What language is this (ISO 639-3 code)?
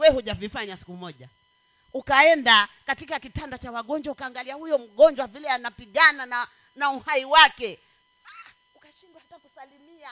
swa